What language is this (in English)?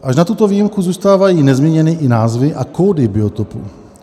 Czech